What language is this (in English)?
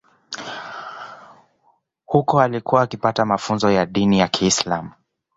Swahili